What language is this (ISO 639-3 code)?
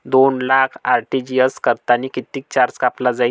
mar